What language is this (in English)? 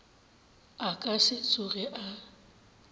Northern Sotho